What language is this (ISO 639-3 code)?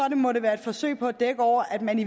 dan